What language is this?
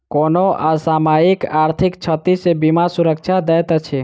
Maithili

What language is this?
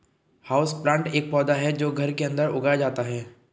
Hindi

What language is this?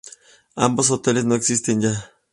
Spanish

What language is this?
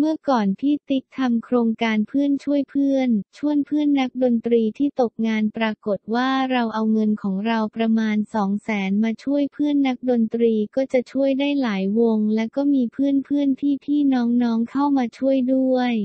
Thai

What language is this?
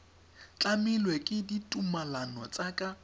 Tswana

